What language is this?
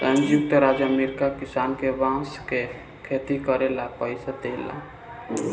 Bhojpuri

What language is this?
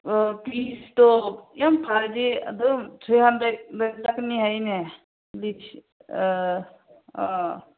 Manipuri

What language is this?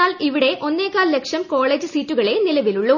Malayalam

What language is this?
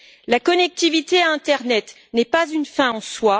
French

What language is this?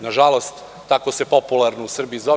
Serbian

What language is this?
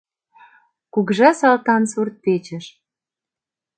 Mari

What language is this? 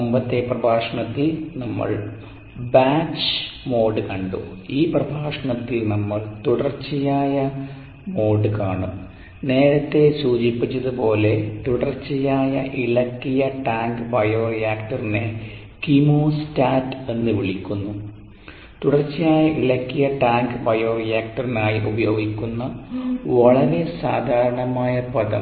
Malayalam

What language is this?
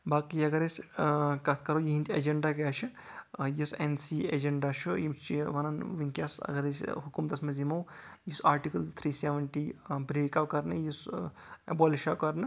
Kashmiri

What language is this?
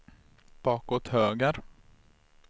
Swedish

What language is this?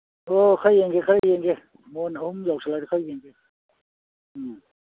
Manipuri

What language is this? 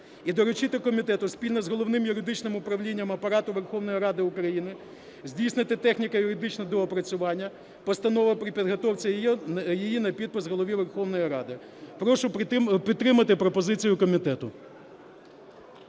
Ukrainian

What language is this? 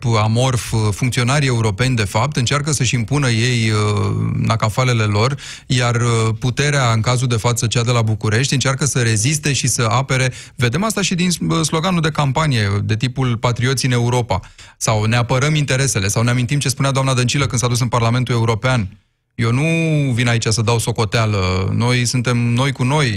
Romanian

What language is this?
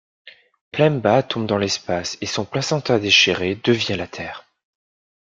French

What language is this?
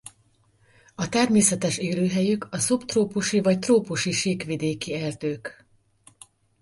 Hungarian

